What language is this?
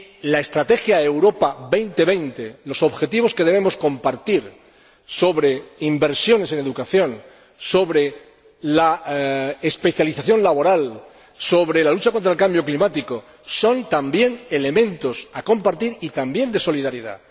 Spanish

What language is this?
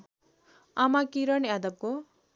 Nepali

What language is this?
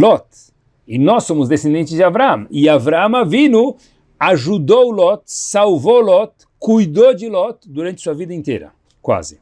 Portuguese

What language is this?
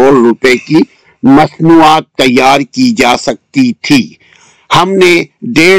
Urdu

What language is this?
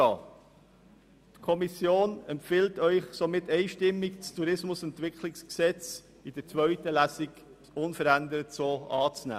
Swiss German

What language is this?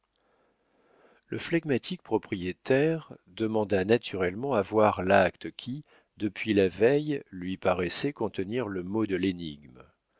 French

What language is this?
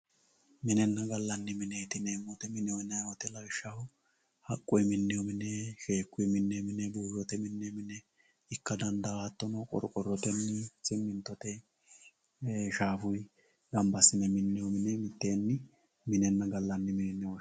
Sidamo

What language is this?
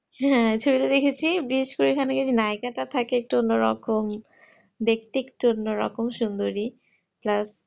Bangla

